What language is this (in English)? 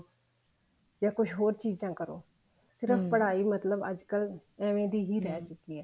Punjabi